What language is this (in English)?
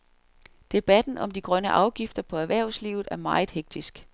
Danish